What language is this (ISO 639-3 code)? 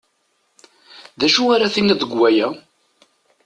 kab